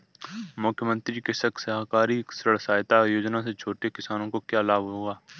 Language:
Hindi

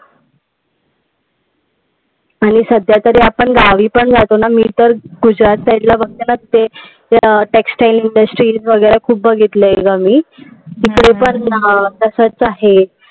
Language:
Marathi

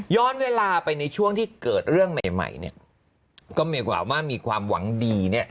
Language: Thai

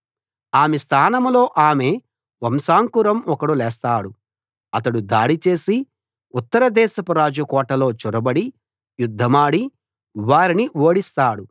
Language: Telugu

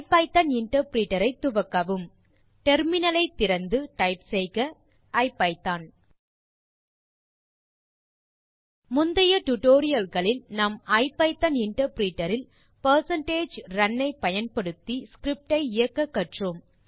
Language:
Tamil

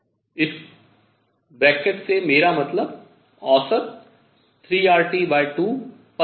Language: Hindi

